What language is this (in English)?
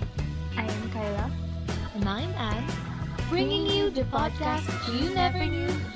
Filipino